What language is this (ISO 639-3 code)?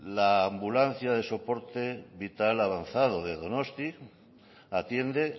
spa